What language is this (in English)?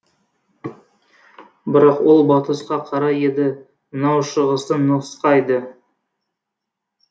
Kazakh